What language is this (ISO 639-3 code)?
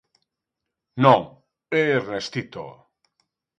glg